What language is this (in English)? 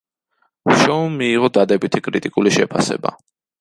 Georgian